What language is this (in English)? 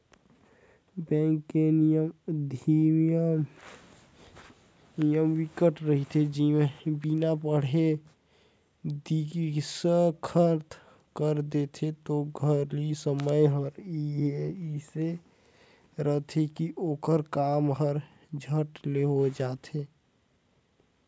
Chhattisgarhi